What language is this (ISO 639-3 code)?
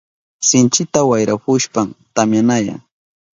qup